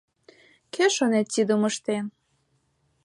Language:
Mari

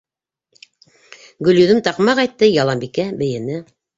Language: Bashkir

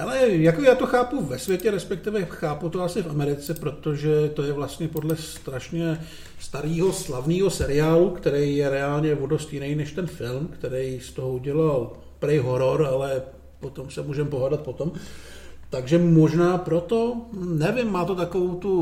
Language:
Czech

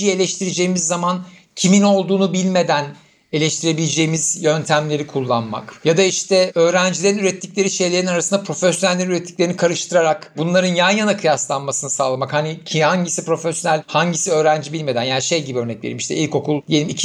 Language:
Turkish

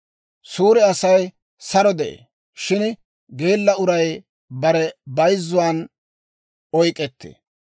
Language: Dawro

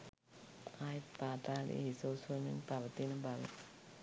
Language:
Sinhala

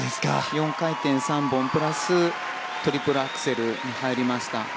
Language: Japanese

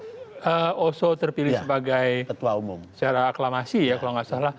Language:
Indonesian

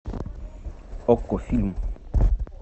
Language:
Russian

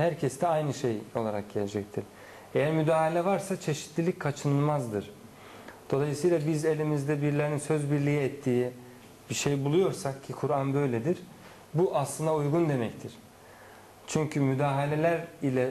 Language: Turkish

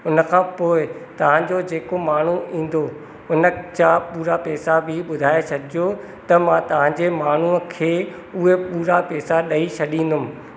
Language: Sindhi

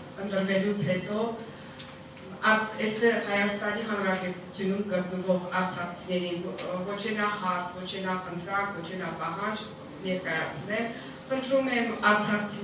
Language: Romanian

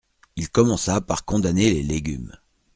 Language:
French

